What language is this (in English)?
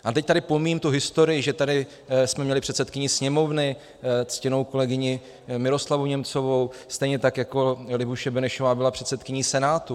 Czech